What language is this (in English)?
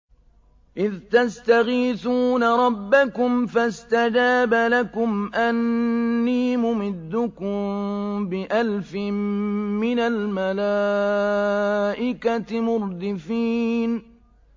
Arabic